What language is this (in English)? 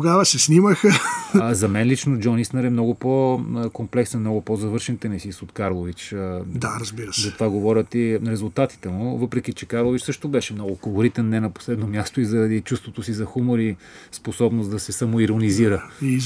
Bulgarian